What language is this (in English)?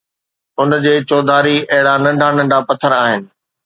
Sindhi